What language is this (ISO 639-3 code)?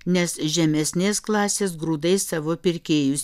lit